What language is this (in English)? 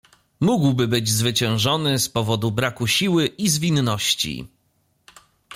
Polish